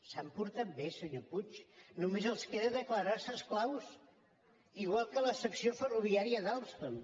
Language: Catalan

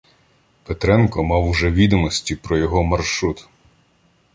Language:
Ukrainian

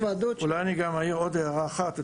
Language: Hebrew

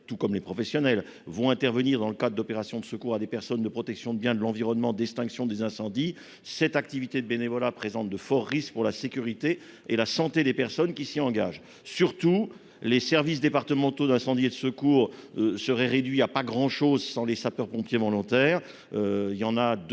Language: French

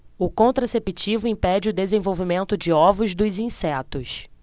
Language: Portuguese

